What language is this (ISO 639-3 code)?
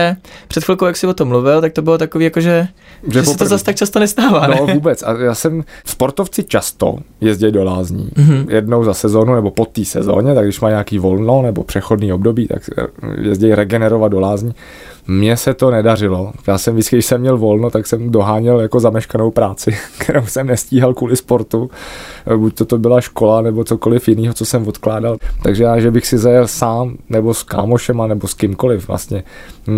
ces